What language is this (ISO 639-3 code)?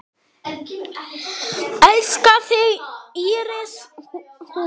isl